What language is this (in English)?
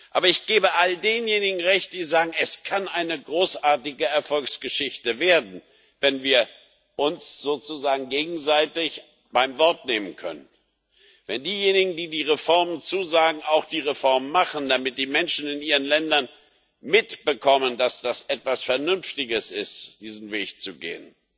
German